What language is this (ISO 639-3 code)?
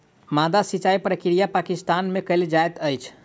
mai